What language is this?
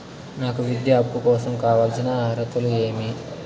Telugu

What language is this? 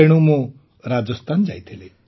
Odia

